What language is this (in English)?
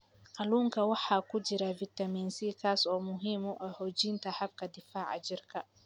Somali